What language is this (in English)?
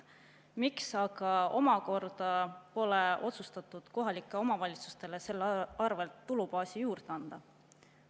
Estonian